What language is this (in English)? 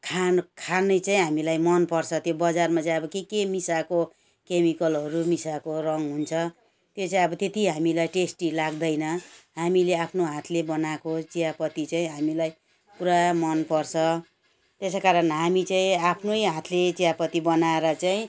Nepali